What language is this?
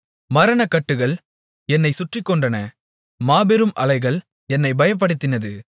Tamil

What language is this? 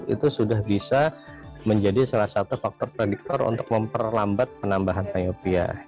Indonesian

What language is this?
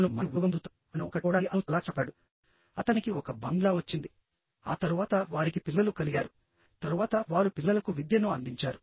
Telugu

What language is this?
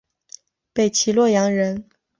Chinese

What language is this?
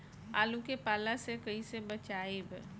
Bhojpuri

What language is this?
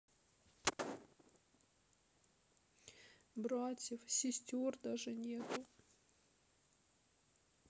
Russian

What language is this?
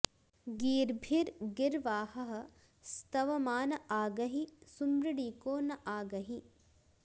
Sanskrit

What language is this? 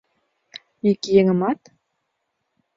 Mari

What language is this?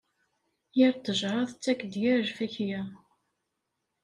Kabyle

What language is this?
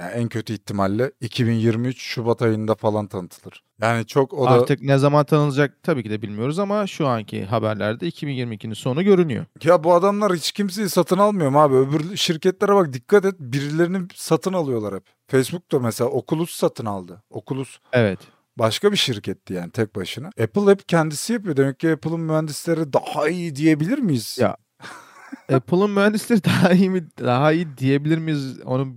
Turkish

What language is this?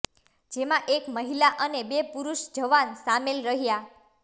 Gujarati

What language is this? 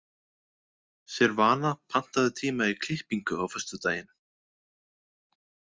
Icelandic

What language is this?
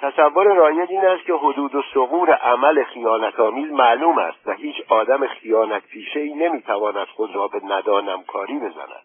Persian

